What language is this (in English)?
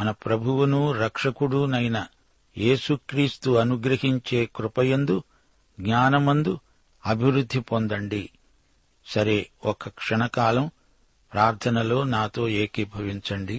Telugu